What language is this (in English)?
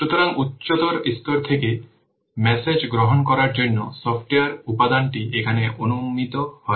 Bangla